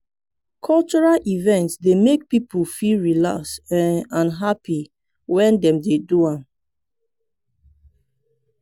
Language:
Nigerian Pidgin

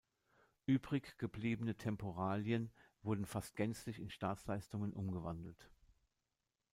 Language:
German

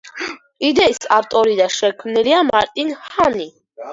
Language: Georgian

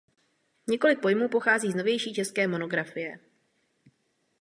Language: Czech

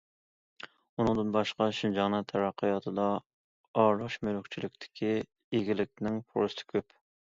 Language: Uyghur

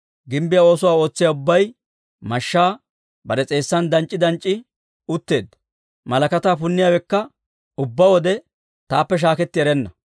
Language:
Dawro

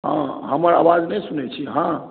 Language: Maithili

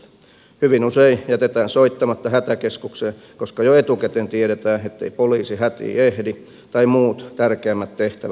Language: Finnish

